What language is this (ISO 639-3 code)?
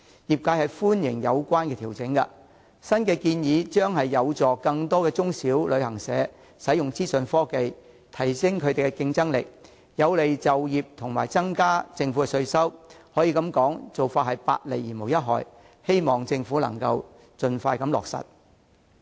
yue